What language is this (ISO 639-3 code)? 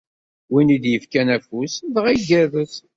kab